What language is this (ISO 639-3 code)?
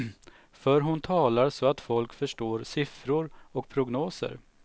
swe